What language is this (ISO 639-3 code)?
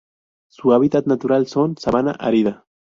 spa